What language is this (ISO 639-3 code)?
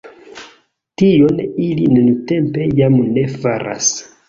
epo